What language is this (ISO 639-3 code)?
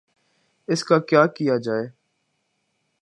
urd